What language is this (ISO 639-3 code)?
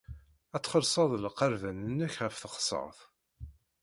kab